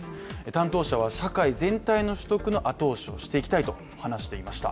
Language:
Japanese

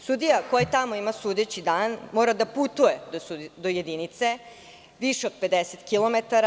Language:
Serbian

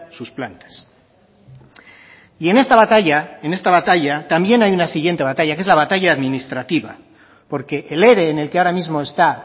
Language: Spanish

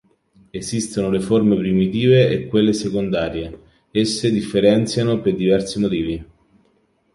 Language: Italian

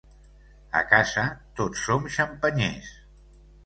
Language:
Catalan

